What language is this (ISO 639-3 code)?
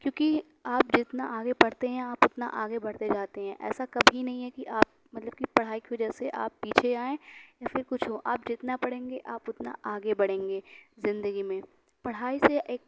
urd